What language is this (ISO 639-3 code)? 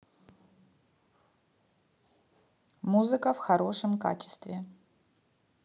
rus